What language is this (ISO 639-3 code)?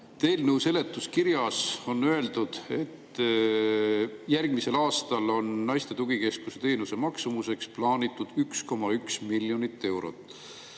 est